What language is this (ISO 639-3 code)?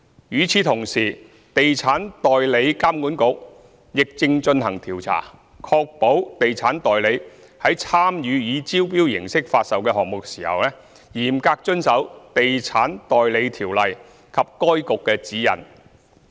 yue